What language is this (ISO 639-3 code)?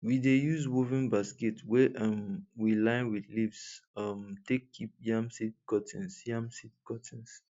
pcm